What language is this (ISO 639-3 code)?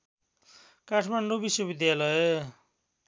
nep